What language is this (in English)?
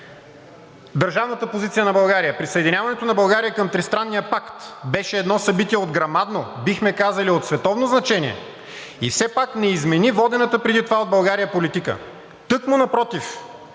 Bulgarian